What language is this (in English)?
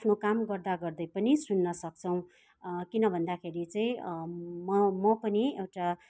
Nepali